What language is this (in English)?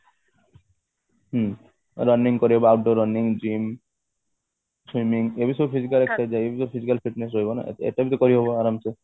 Odia